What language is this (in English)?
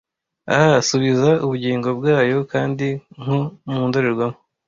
Kinyarwanda